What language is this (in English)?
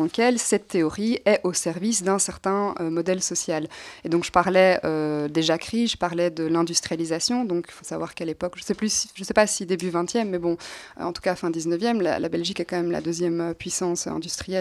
French